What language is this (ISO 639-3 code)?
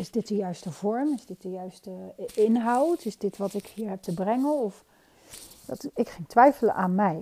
nld